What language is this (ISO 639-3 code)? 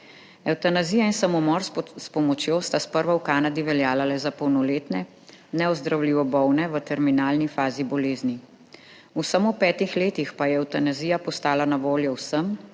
slv